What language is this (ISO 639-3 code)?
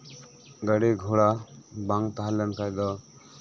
sat